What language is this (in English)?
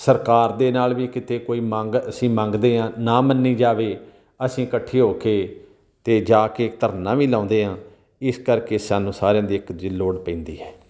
Punjabi